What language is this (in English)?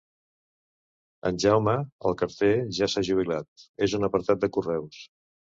Catalan